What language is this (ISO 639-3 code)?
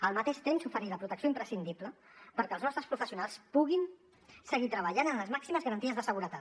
cat